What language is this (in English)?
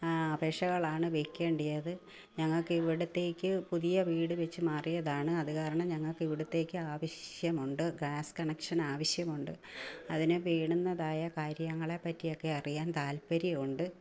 Malayalam